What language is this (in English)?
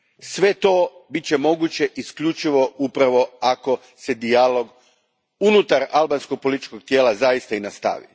Croatian